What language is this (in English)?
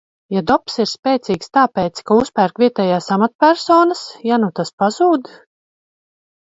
Latvian